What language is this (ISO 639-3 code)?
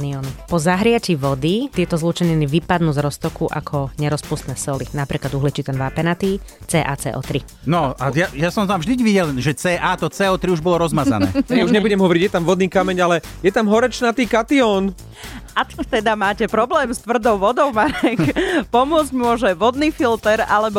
slk